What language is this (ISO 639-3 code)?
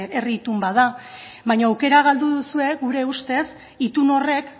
eus